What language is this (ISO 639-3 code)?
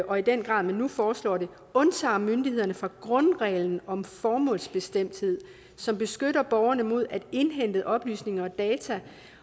dan